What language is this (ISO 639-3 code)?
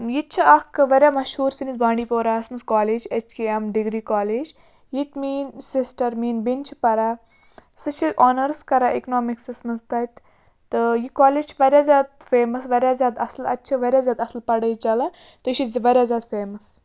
kas